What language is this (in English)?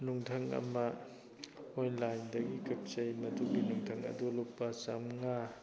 Manipuri